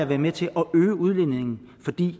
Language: Danish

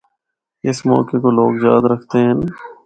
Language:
Northern Hindko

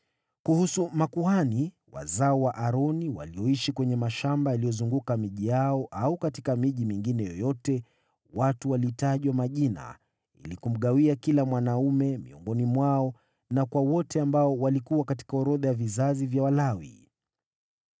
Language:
Swahili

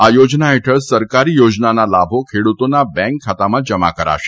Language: Gujarati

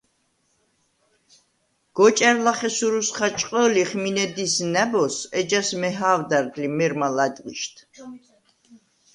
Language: Svan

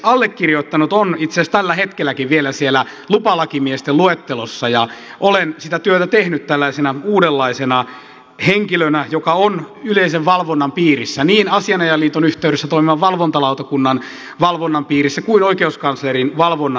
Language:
Finnish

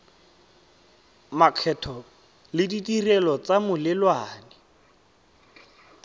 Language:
Tswana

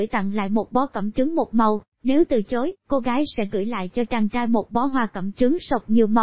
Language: Vietnamese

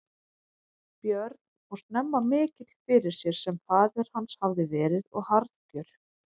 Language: Icelandic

